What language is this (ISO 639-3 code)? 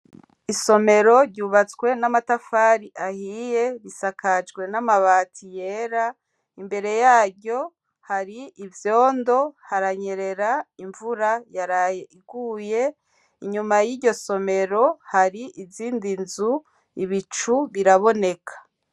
run